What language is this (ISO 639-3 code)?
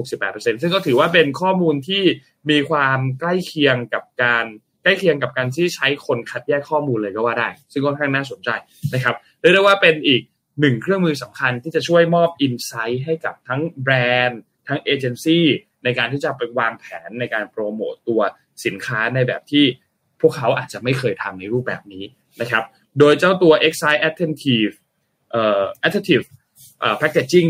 tha